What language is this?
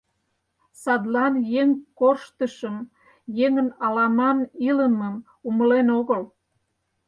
Mari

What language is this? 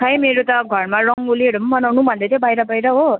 Nepali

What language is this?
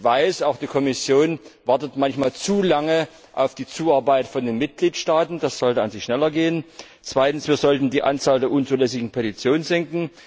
German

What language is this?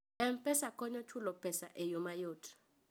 Luo (Kenya and Tanzania)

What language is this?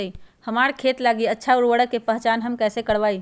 Magahi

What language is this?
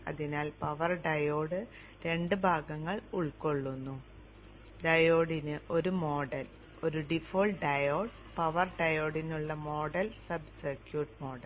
Malayalam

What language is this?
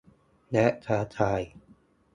Thai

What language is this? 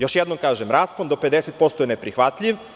Serbian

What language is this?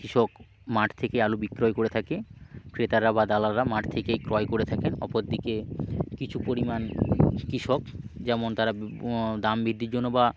Bangla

